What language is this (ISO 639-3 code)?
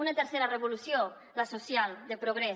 cat